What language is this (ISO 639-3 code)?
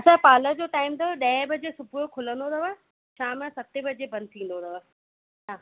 snd